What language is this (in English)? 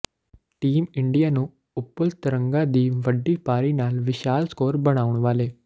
Punjabi